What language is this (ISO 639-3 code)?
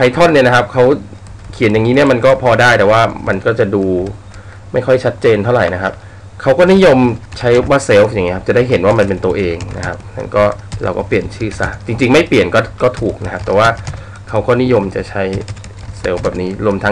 tha